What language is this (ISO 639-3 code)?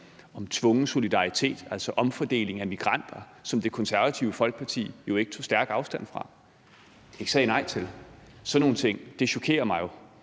dan